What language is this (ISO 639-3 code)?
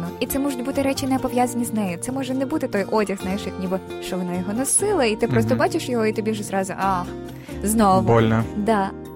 ukr